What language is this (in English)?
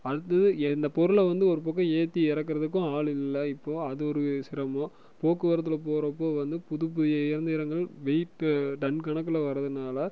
Tamil